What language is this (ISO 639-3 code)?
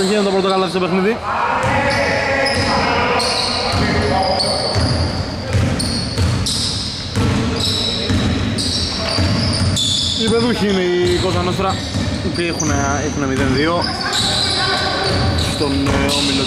ell